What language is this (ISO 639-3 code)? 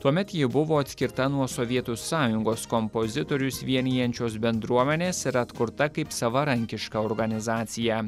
lit